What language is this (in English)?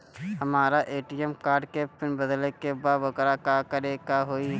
Bhojpuri